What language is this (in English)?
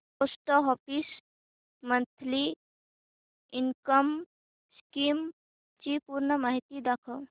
Marathi